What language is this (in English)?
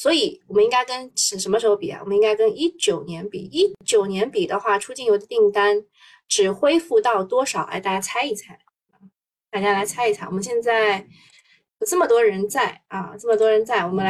Chinese